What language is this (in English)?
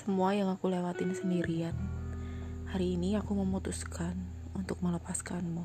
Indonesian